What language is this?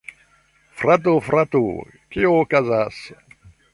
Esperanto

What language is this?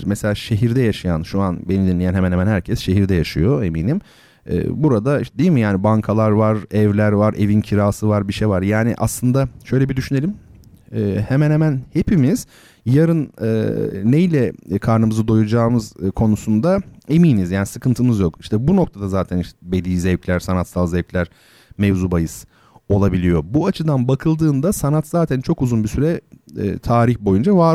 Turkish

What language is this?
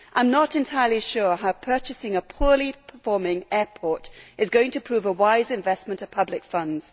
English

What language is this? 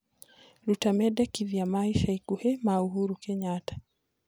Kikuyu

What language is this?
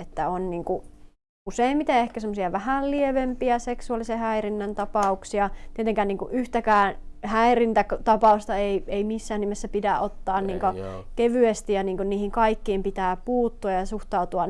Finnish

